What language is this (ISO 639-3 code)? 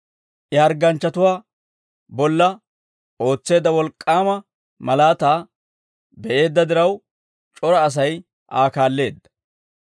dwr